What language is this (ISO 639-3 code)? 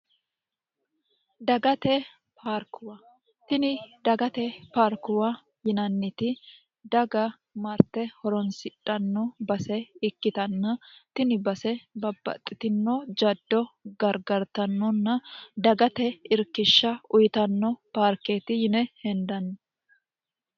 sid